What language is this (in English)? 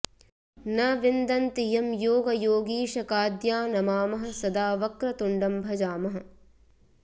Sanskrit